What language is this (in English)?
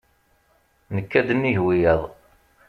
Kabyle